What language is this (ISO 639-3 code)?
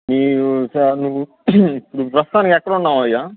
tel